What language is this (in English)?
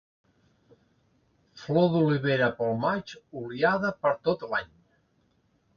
Catalan